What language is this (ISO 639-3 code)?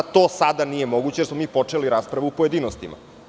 srp